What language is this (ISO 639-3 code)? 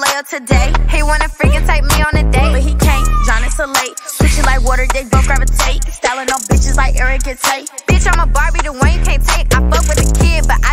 eng